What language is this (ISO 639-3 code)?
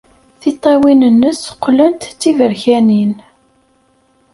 kab